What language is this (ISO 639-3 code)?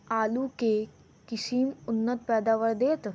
mai